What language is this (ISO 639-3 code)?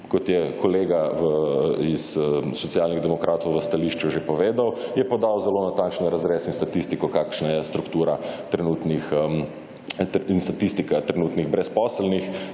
slv